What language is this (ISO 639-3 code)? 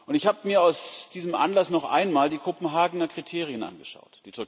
deu